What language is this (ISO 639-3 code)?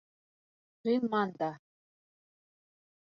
bak